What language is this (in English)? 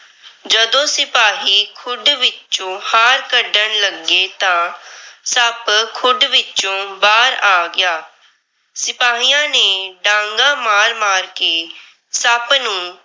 Punjabi